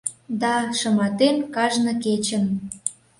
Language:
Mari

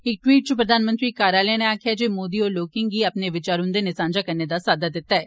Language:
Dogri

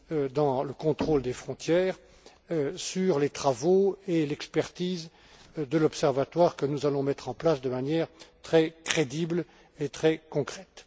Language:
French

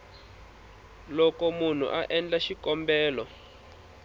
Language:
Tsonga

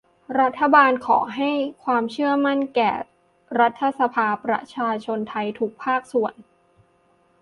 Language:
Thai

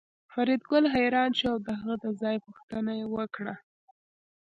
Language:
Pashto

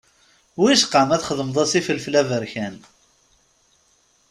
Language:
Kabyle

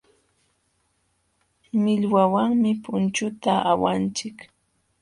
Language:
Jauja Wanca Quechua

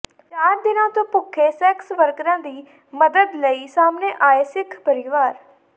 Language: Punjabi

